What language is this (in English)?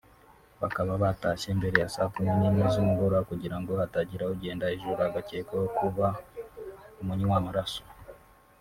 Kinyarwanda